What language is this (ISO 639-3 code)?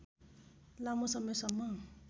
nep